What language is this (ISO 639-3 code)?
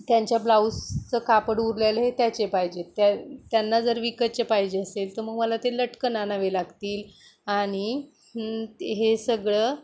mar